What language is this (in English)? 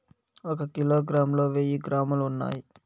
Telugu